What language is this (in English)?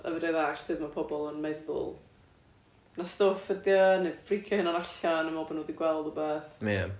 Welsh